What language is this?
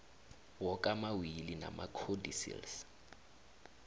South Ndebele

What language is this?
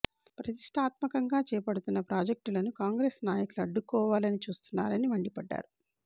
Telugu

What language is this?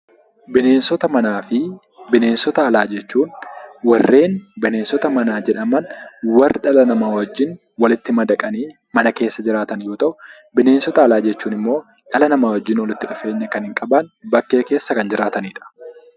Oromo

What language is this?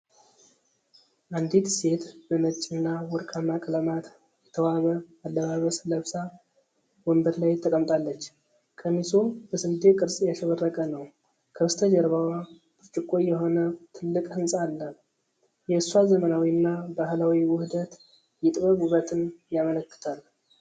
Amharic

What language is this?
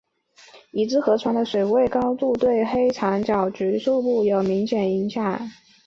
Chinese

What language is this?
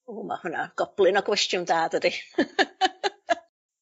Welsh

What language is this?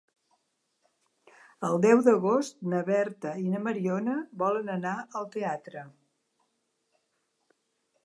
Catalan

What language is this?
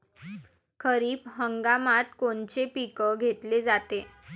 Marathi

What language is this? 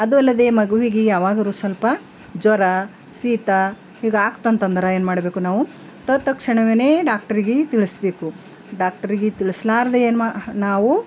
Kannada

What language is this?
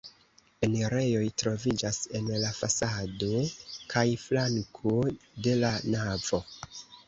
Esperanto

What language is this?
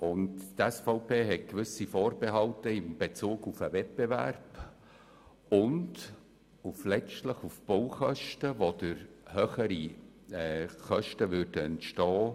Swiss German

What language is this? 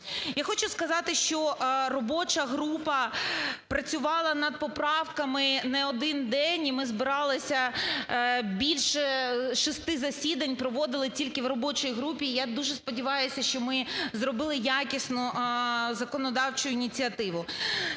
Ukrainian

